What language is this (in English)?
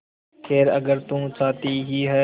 Hindi